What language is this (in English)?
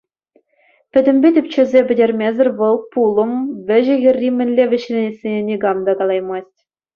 Chuvash